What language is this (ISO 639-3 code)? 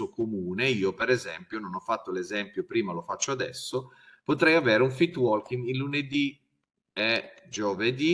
ita